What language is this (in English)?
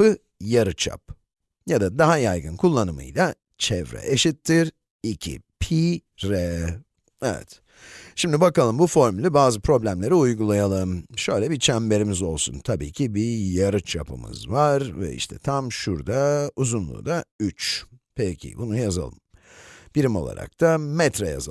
Turkish